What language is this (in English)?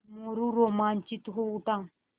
Hindi